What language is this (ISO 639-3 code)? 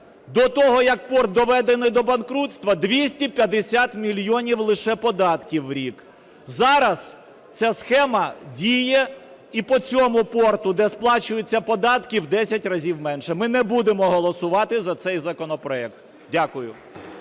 ukr